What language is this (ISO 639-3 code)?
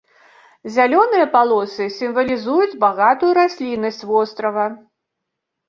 bel